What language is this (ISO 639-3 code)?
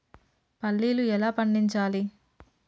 tel